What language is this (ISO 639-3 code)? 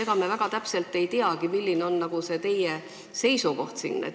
est